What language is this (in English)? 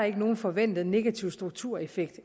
Danish